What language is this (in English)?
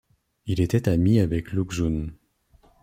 French